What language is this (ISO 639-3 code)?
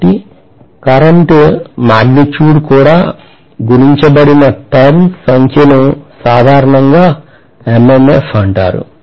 tel